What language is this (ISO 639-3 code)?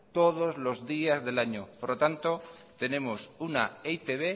spa